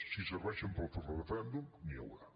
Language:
Catalan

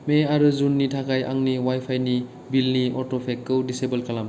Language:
Bodo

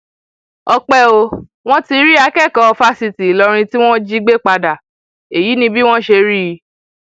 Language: Yoruba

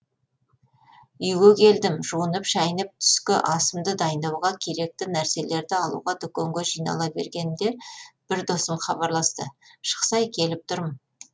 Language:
Kazakh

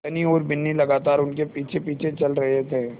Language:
Hindi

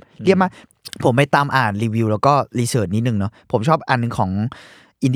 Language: Thai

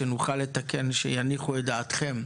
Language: Hebrew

